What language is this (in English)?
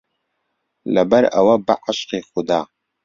Central Kurdish